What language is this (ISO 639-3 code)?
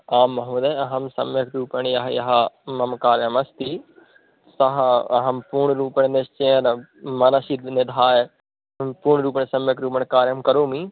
san